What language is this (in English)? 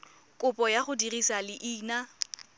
Tswana